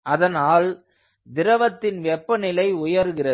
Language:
Tamil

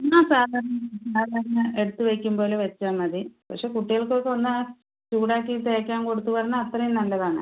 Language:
Malayalam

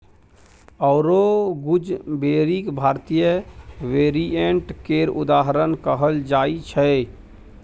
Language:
Maithili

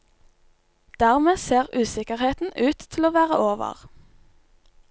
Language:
Norwegian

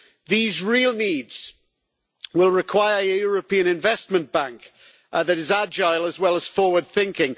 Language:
English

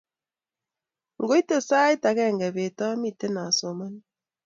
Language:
Kalenjin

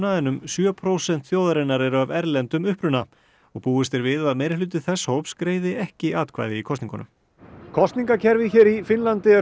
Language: Icelandic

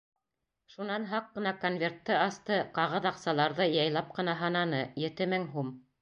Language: Bashkir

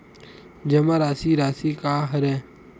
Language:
Chhattisgarhi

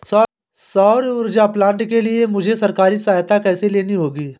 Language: Hindi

